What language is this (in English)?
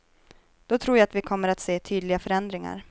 Swedish